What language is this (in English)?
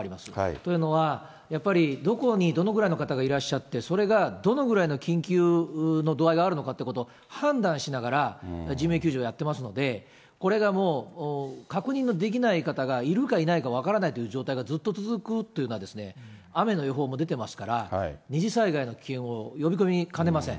Japanese